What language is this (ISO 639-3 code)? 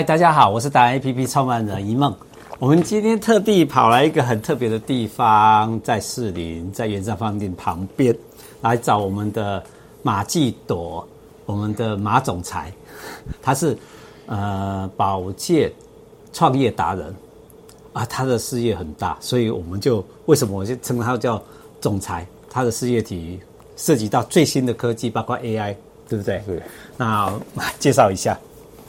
zho